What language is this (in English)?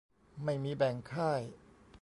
Thai